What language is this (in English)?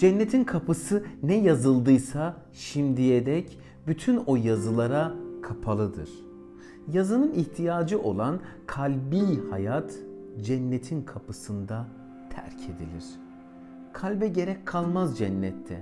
Turkish